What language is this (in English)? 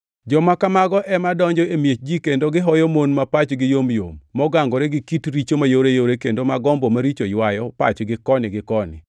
Luo (Kenya and Tanzania)